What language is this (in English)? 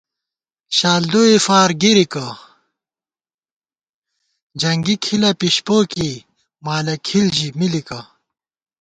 Gawar-Bati